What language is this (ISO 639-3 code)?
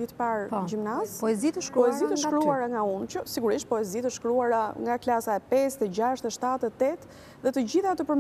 ron